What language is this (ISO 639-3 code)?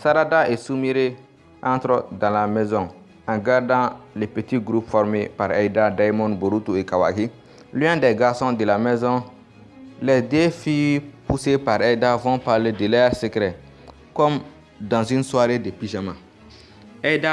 fra